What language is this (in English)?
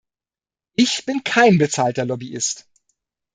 German